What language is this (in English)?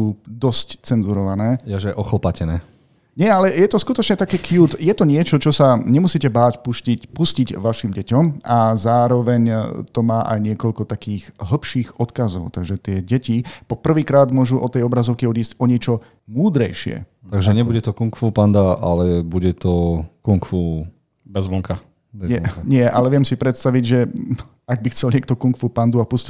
Slovak